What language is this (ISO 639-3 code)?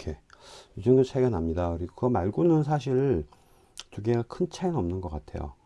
kor